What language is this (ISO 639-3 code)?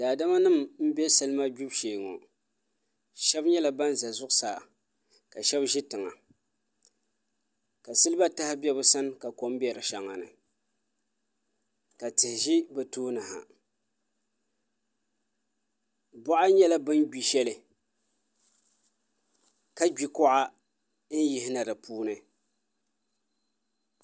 dag